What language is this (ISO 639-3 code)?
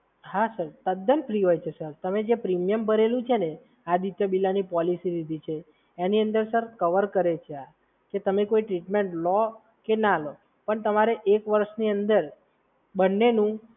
guj